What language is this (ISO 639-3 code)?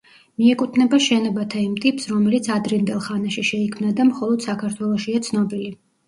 kat